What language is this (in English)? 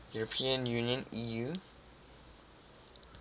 English